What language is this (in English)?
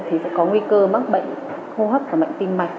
Vietnamese